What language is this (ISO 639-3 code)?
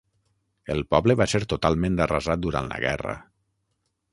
cat